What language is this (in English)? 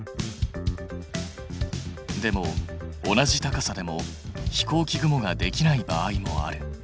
Japanese